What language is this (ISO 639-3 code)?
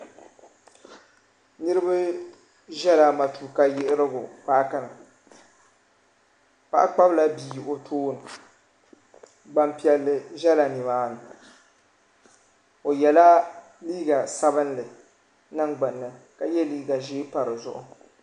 dag